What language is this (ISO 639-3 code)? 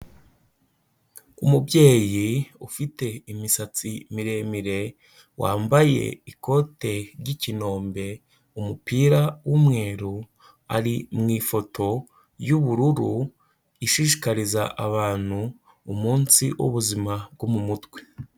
kin